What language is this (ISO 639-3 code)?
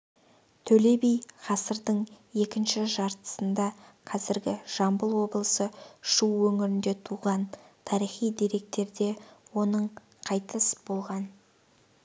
kaz